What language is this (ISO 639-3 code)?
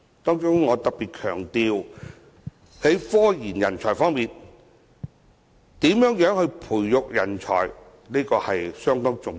yue